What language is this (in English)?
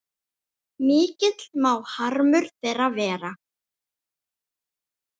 Icelandic